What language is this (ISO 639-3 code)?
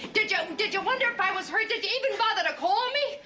eng